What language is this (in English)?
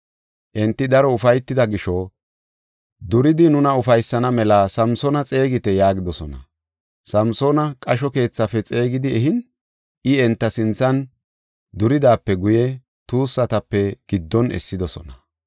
Gofa